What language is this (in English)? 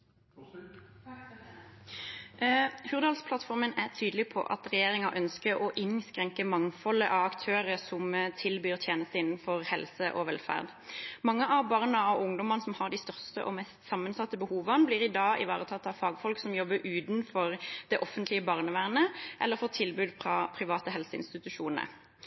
Norwegian Bokmål